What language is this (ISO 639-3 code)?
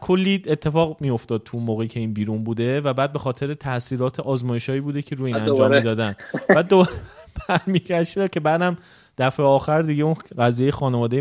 fas